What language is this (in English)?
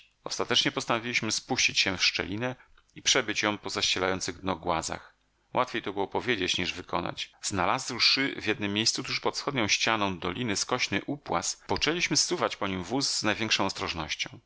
Polish